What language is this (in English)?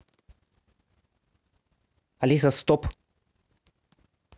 Russian